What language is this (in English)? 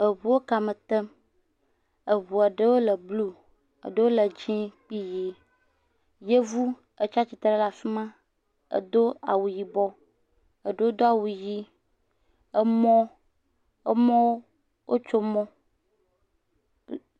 Ewe